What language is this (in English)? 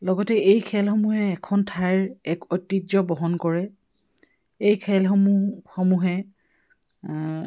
Assamese